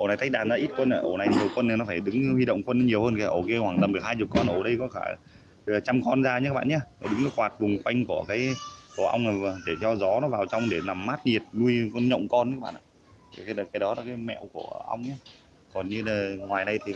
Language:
Vietnamese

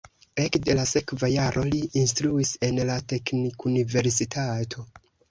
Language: Esperanto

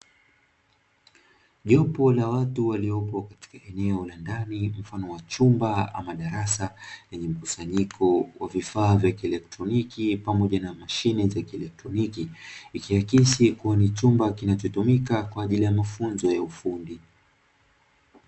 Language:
Swahili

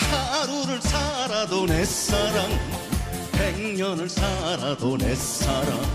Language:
Korean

